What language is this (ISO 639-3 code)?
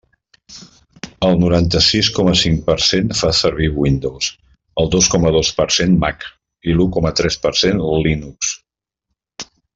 cat